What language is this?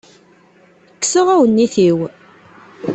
Kabyle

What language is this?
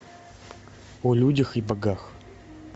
Russian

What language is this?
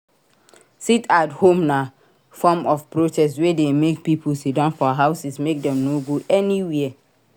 Nigerian Pidgin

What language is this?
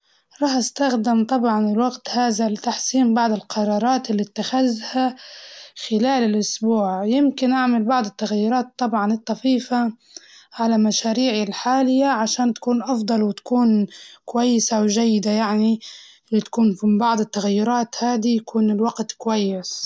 Libyan Arabic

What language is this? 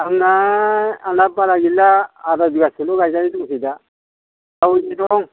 Bodo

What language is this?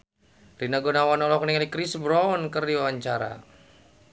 Sundanese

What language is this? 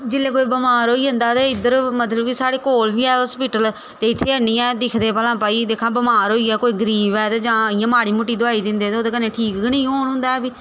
Dogri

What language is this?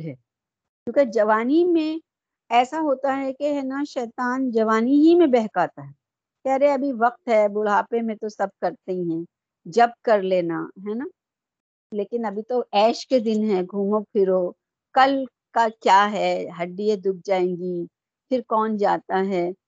Urdu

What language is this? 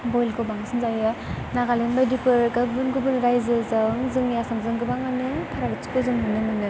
Bodo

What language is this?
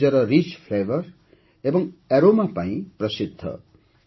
Odia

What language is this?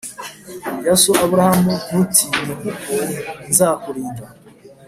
Kinyarwanda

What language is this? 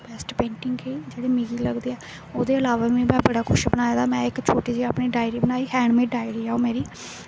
Dogri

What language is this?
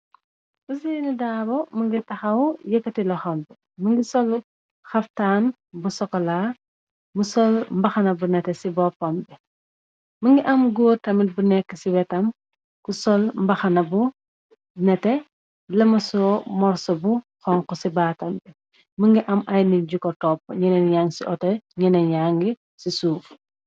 Wolof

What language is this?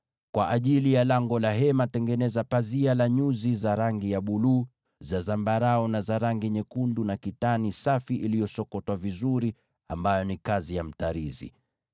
Swahili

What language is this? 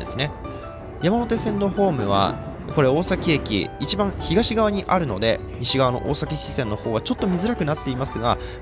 Japanese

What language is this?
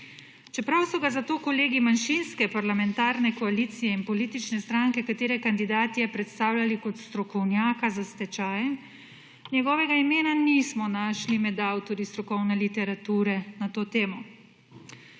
Slovenian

